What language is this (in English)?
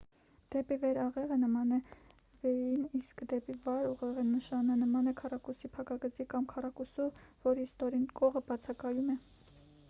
Armenian